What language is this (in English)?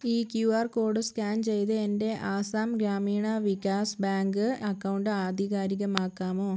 Malayalam